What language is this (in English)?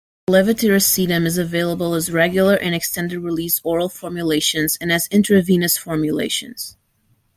English